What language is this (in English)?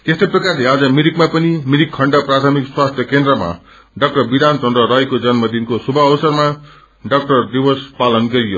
Nepali